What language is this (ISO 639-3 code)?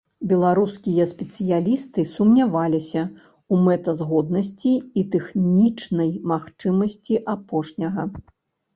bel